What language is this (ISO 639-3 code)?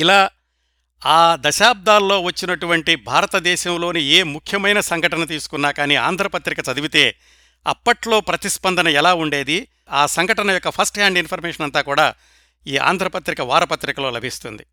tel